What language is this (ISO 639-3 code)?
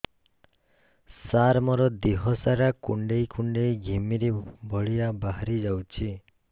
ori